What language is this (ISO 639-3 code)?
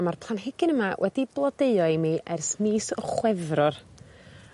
cym